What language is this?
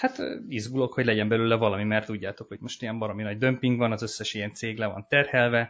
Hungarian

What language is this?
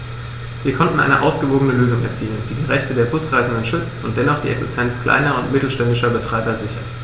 German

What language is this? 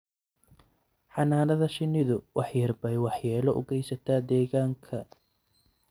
Somali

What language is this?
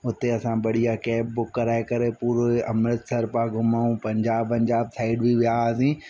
Sindhi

